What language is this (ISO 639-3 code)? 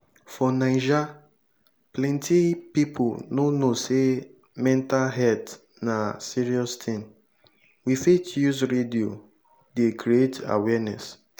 pcm